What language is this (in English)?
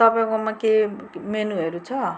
Nepali